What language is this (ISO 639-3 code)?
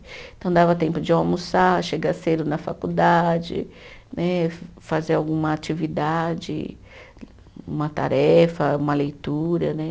por